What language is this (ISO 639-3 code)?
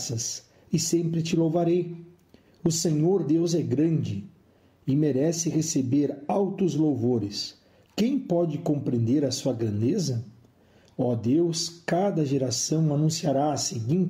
por